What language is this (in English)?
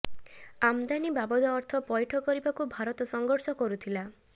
Odia